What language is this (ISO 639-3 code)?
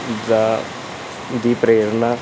pan